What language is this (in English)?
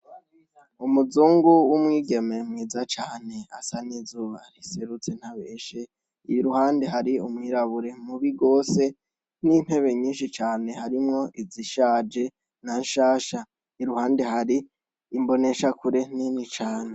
Rundi